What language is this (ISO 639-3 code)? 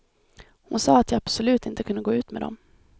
swe